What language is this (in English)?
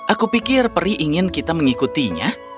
Indonesian